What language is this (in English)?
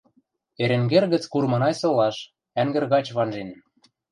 Western Mari